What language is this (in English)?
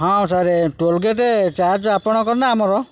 Odia